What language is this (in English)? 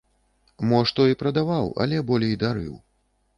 Belarusian